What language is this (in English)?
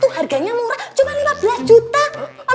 Indonesian